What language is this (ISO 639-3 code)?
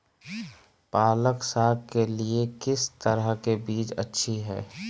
mag